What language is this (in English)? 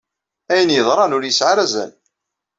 Kabyle